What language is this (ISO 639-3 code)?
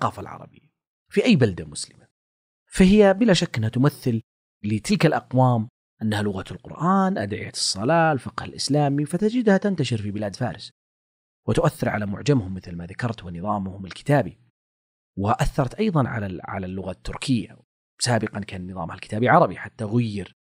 ara